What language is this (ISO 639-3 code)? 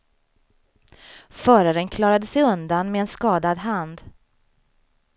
swe